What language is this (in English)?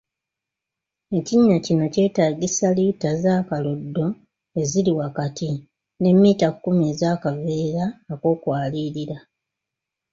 Ganda